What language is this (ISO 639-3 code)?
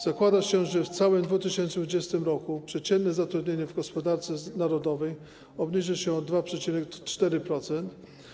pol